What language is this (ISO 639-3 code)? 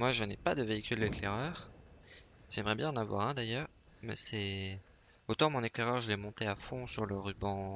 fra